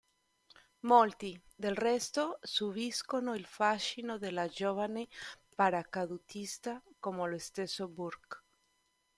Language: Italian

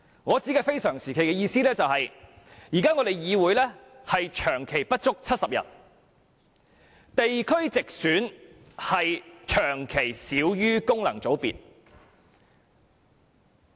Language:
Cantonese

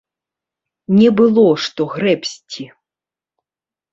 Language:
Belarusian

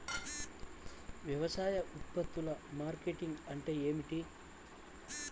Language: Telugu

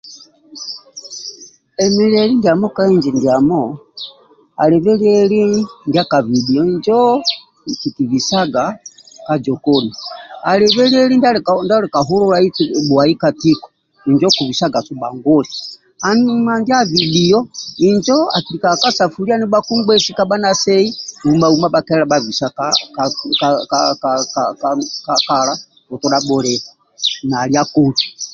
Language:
Amba (Uganda)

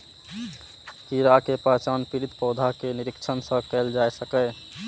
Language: Maithili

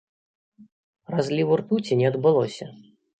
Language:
Belarusian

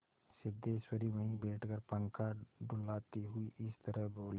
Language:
Hindi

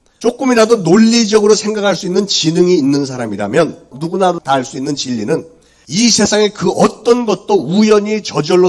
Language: Korean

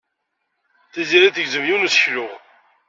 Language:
Kabyle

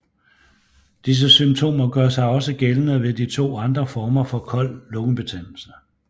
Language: Danish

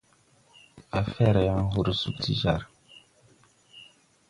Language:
Tupuri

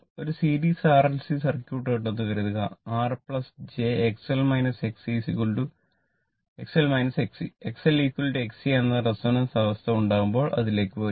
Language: Malayalam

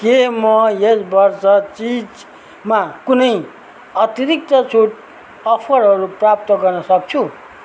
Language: Nepali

